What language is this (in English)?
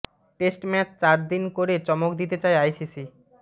Bangla